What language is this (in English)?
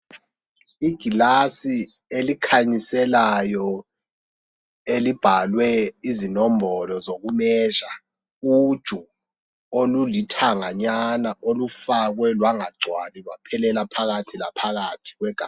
North Ndebele